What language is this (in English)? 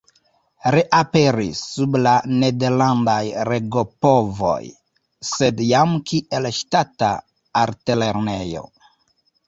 Esperanto